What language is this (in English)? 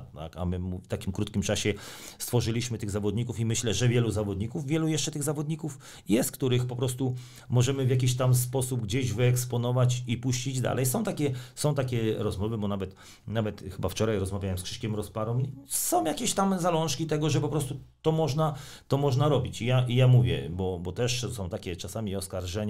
Polish